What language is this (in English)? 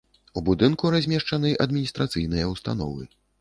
Belarusian